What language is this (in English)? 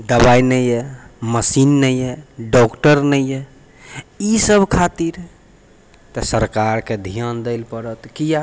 Maithili